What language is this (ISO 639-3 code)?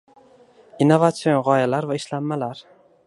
uzb